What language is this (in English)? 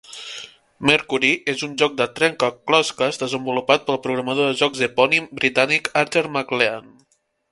Catalan